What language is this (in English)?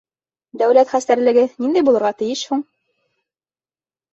Bashkir